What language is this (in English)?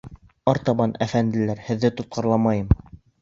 Bashkir